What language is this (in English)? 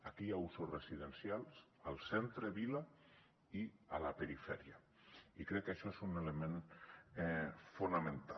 Catalan